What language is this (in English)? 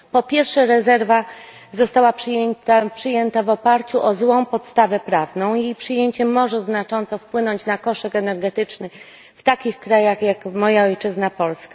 Polish